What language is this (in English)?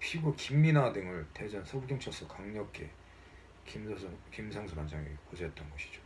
Korean